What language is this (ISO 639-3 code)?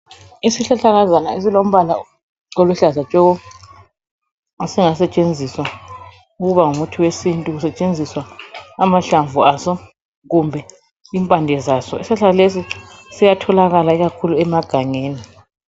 nde